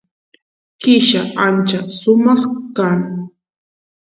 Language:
Santiago del Estero Quichua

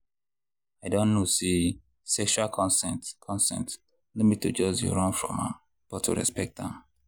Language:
Nigerian Pidgin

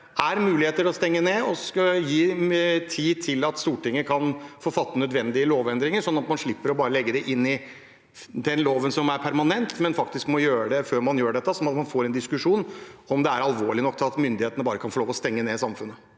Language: Norwegian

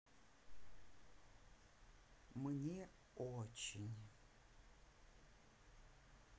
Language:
Russian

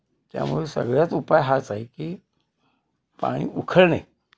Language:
Marathi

